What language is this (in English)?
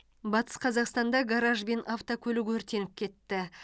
Kazakh